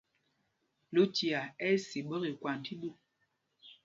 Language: Mpumpong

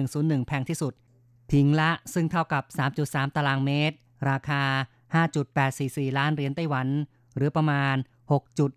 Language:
Thai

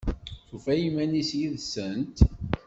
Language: Kabyle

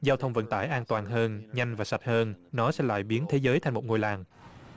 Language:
Vietnamese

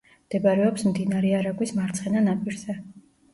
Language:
Georgian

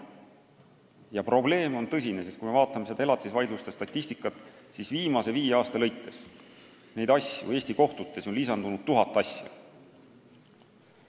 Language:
Estonian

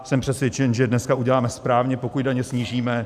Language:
Czech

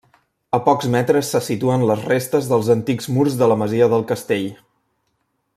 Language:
Catalan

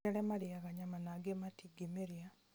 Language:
Kikuyu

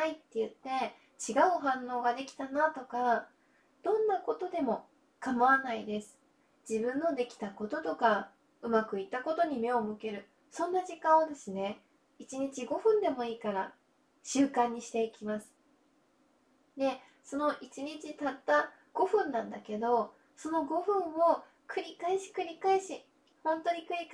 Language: Japanese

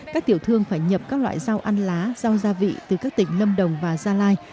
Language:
Vietnamese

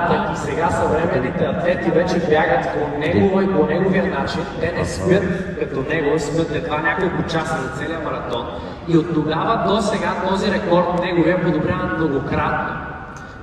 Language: Bulgarian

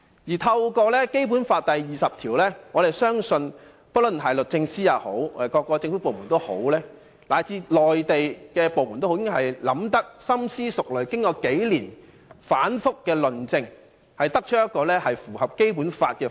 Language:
Cantonese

